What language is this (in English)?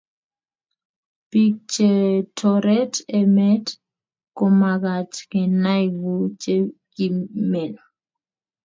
Kalenjin